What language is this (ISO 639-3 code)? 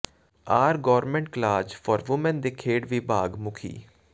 pan